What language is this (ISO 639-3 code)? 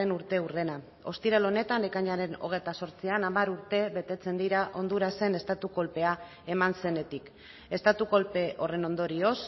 eus